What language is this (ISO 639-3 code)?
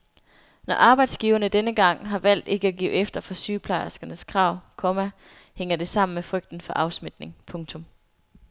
dan